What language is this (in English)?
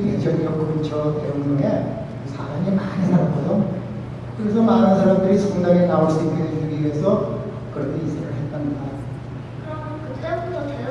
Korean